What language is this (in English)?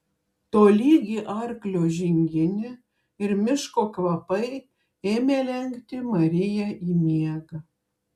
Lithuanian